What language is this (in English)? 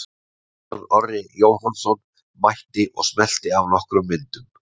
Icelandic